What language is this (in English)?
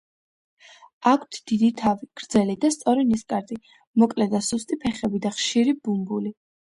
Georgian